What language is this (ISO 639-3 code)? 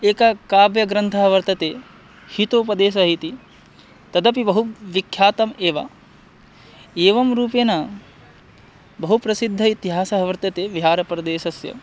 san